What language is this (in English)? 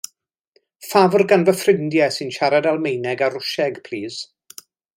Welsh